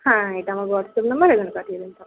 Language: Bangla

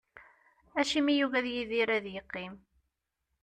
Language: Kabyle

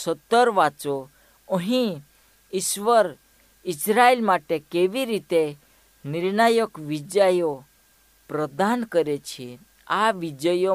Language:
Hindi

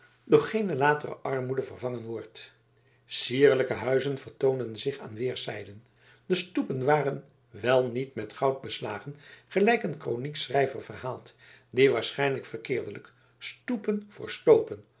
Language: Dutch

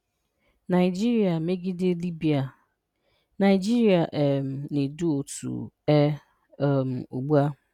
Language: Igbo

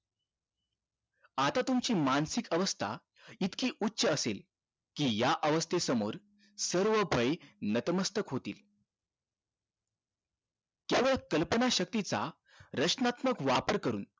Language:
Marathi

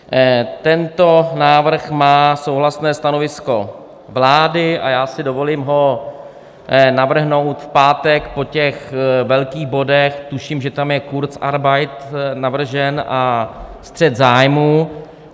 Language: Czech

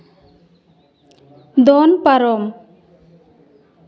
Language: Santali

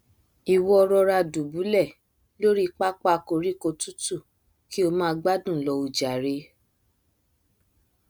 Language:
Yoruba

